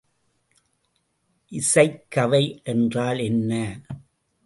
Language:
Tamil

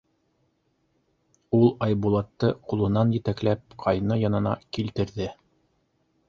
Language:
Bashkir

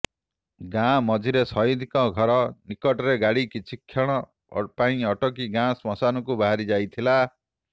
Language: Odia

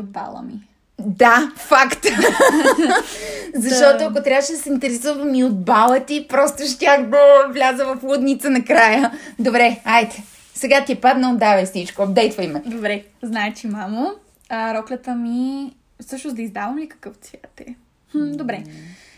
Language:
Bulgarian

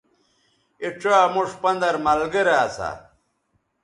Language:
Bateri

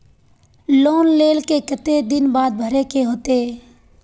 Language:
Magahi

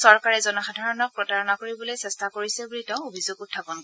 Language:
Assamese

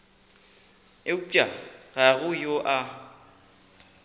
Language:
Northern Sotho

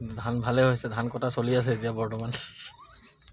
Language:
Assamese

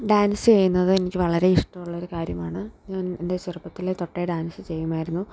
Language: Malayalam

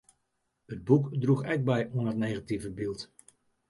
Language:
Western Frisian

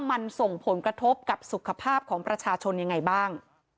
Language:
Thai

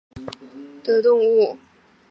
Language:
Chinese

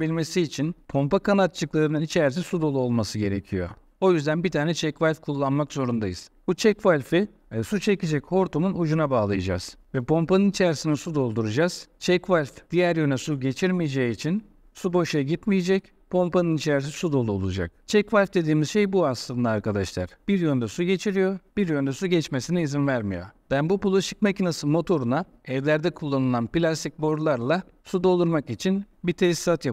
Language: Turkish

